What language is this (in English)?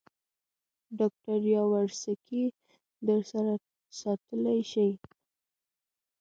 Pashto